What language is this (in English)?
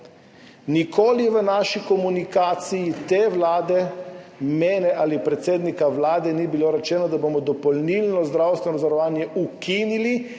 Slovenian